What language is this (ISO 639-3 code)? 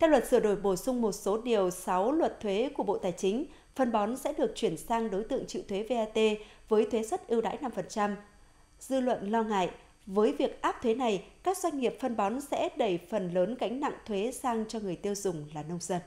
vie